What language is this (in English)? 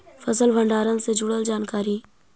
Magahi